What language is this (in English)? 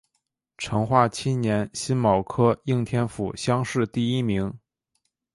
Chinese